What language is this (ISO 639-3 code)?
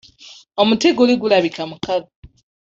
lug